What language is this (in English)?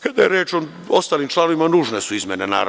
Serbian